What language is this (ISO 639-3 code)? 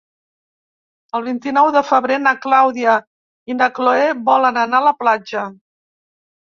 cat